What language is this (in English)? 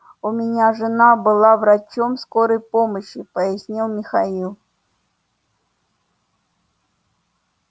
Russian